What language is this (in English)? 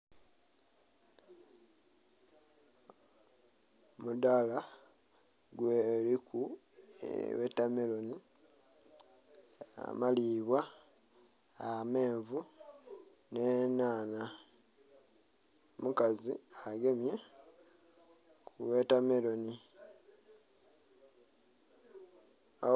Soga